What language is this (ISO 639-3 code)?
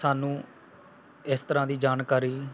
pan